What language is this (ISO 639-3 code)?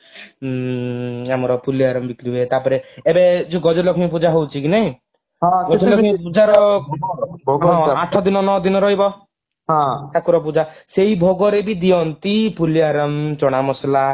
ori